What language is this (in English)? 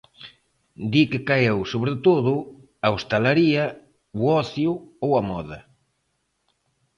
Galician